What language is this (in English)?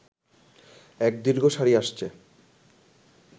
Bangla